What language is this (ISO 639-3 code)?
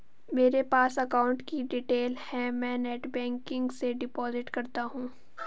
hin